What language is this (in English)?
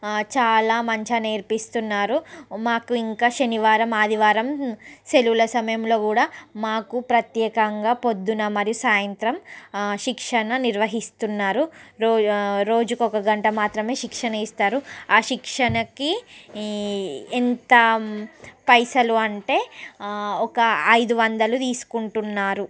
Telugu